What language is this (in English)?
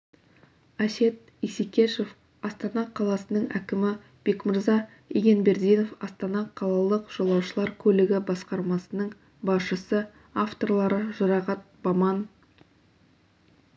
Kazakh